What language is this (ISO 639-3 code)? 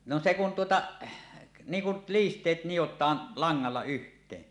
fin